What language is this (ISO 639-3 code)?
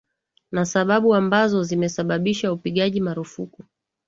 swa